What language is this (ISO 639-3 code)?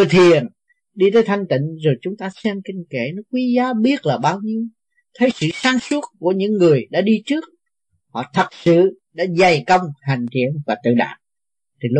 vie